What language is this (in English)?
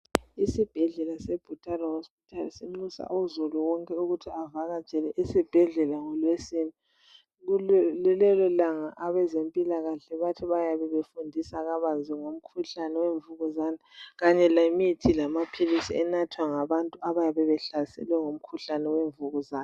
North Ndebele